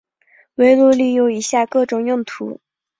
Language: Chinese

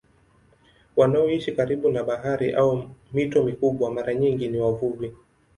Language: Swahili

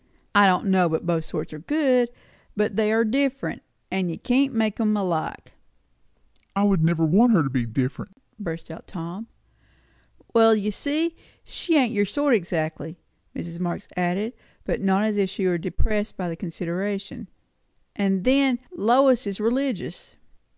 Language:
English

